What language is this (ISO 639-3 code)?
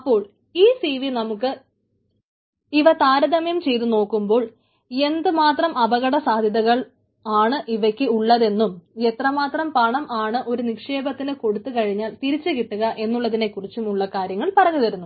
mal